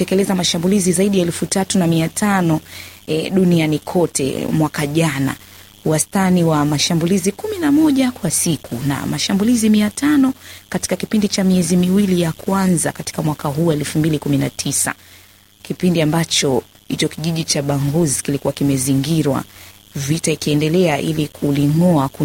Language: Swahili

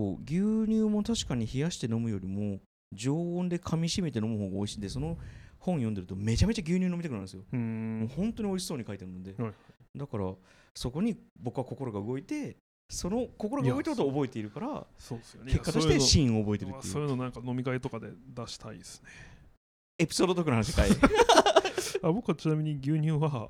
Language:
Japanese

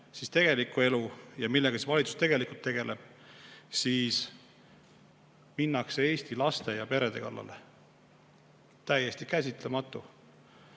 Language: Estonian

